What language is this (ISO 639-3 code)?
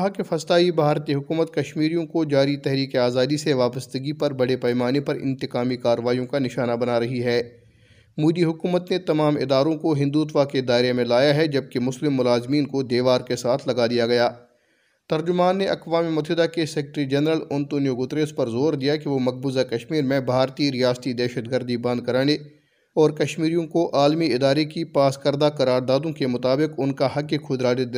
urd